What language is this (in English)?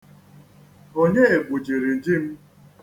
Igbo